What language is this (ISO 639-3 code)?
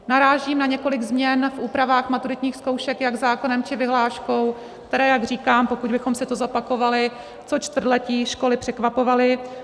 ces